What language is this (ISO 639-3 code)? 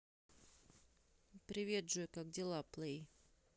rus